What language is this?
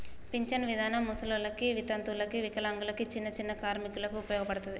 Telugu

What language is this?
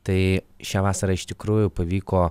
Lithuanian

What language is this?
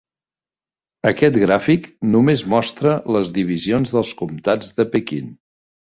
Catalan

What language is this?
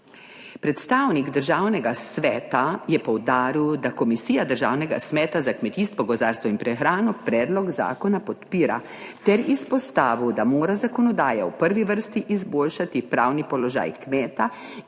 Slovenian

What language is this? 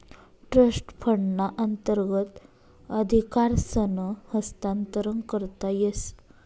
Marathi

